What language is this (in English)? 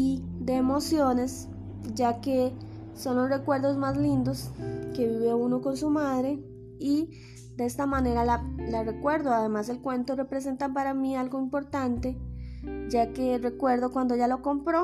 Spanish